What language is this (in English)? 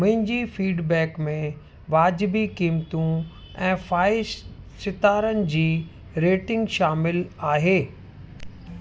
Sindhi